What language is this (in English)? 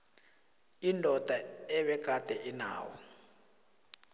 South Ndebele